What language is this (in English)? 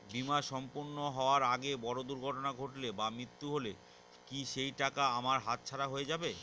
Bangla